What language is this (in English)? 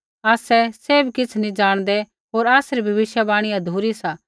Kullu Pahari